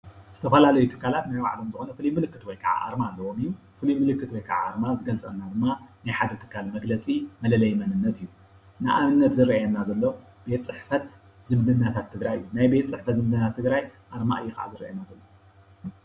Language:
Tigrinya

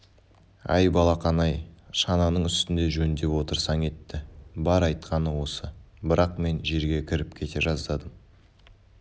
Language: Kazakh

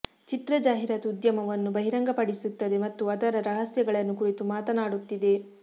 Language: Kannada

